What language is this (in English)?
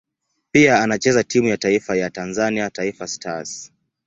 Swahili